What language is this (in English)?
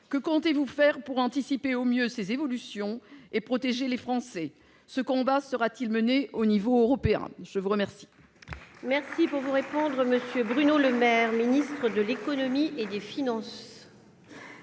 French